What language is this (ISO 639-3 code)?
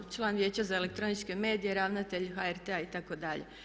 hrv